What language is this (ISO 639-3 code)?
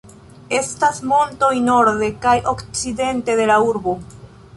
epo